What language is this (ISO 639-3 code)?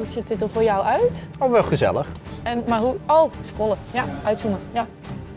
nld